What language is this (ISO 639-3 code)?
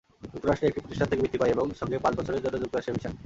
ben